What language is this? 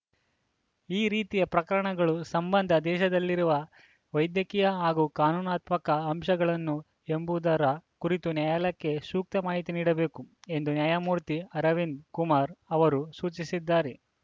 Kannada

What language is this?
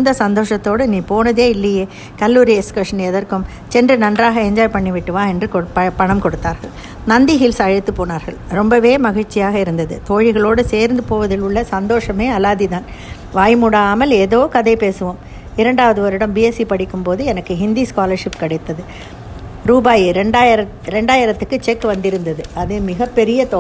Tamil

